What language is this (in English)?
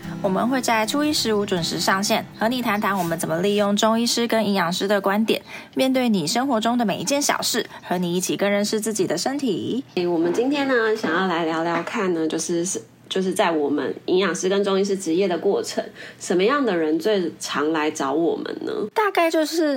Chinese